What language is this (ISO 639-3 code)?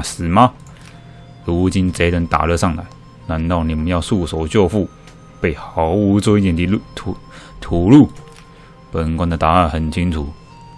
zho